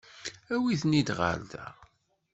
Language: Kabyle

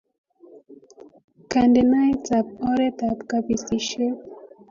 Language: Kalenjin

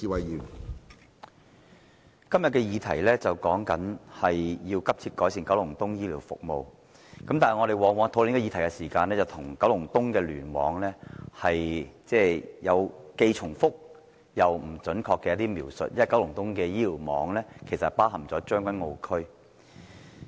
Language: Cantonese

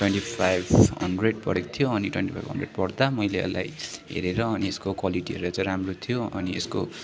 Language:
Nepali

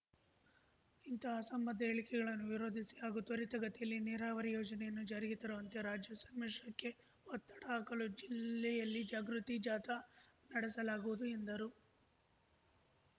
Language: Kannada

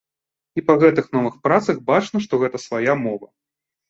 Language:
Belarusian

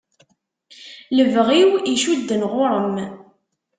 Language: Kabyle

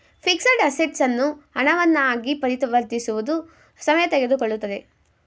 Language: Kannada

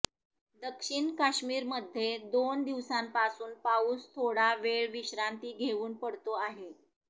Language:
Marathi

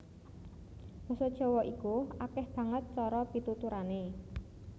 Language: Javanese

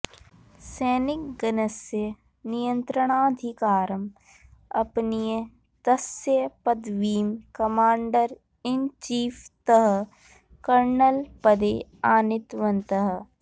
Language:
Sanskrit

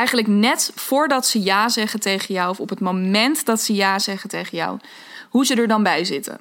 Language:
Dutch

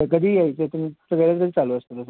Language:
Marathi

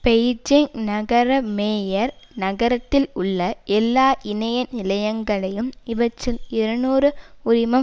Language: Tamil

